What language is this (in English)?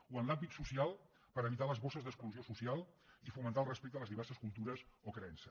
Catalan